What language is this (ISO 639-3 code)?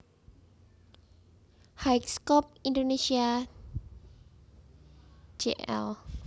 jav